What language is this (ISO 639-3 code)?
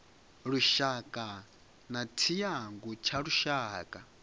ven